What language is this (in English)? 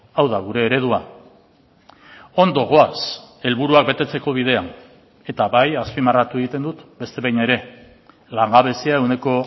Basque